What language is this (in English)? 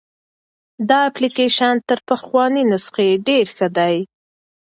Pashto